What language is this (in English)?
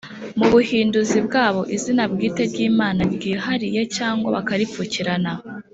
Kinyarwanda